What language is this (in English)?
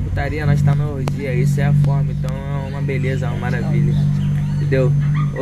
Portuguese